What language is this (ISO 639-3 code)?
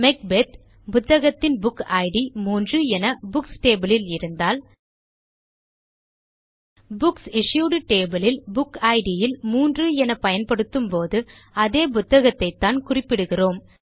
tam